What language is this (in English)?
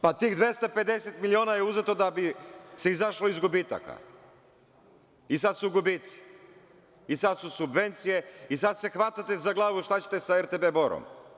Serbian